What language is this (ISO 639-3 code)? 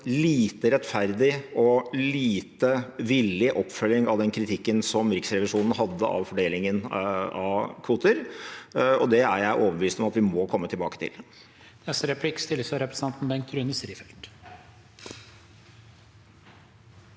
nor